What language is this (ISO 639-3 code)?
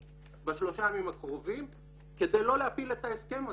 heb